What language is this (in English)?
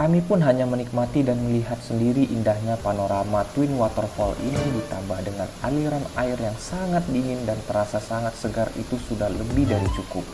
Indonesian